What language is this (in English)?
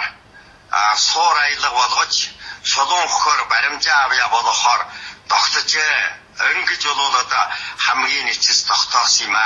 Japanese